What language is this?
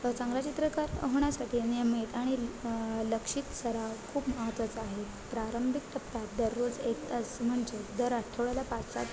Marathi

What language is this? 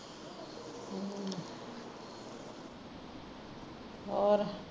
Punjabi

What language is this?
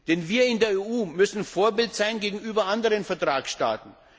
German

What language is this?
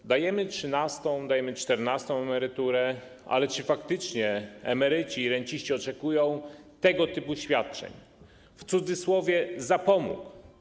Polish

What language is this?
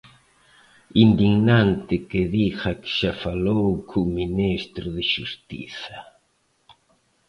Galician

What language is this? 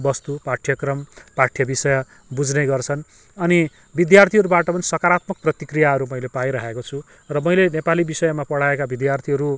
Nepali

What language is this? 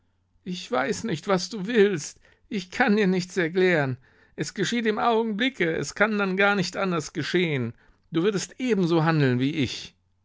German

